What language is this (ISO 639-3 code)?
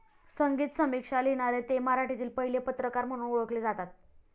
mar